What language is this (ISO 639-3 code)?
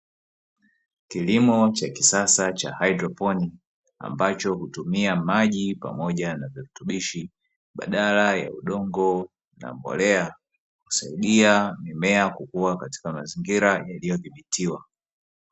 swa